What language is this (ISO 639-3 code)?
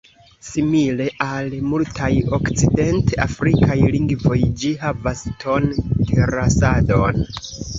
epo